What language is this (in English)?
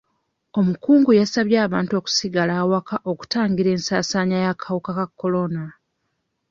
Ganda